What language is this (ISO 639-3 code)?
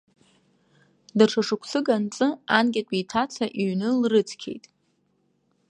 abk